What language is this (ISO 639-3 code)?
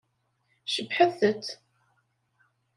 kab